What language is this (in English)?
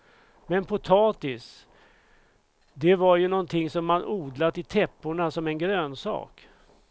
Swedish